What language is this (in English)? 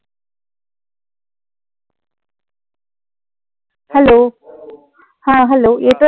Marathi